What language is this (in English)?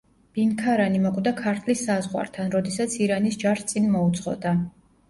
Georgian